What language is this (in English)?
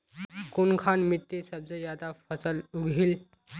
Magahi